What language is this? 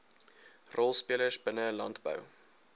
Afrikaans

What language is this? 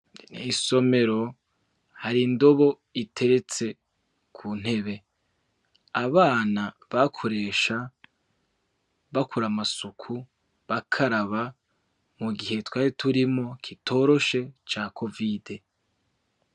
Rundi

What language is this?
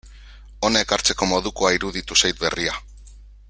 Basque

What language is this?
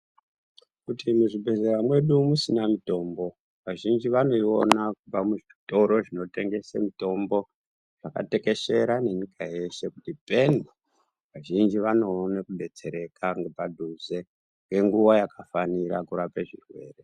Ndau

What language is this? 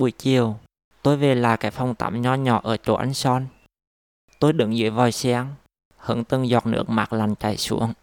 Vietnamese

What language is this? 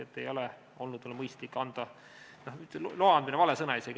Estonian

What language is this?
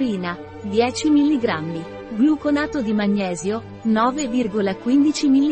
Italian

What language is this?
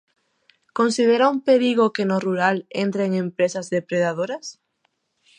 Galician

